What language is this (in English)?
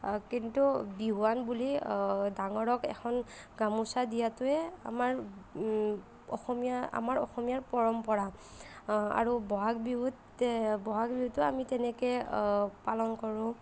Assamese